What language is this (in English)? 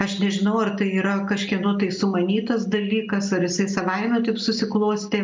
Lithuanian